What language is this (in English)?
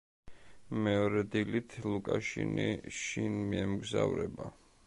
Georgian